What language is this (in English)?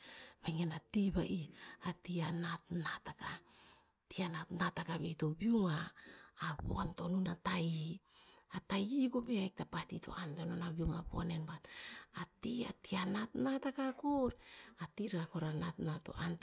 Tinputz